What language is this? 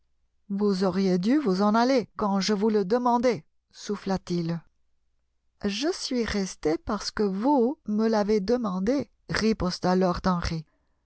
French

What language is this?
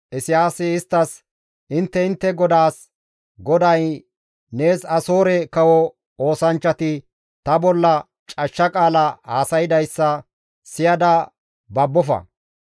Gamo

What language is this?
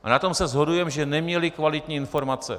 Czech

